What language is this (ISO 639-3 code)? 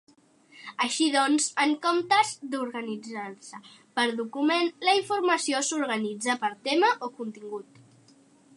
cat